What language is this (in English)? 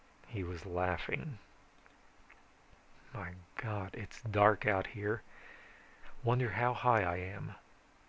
English